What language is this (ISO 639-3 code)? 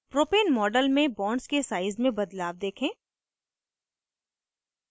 hin